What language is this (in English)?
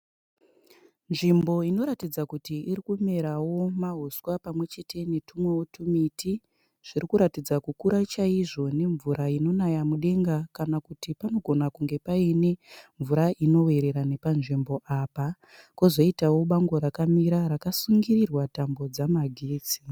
Shona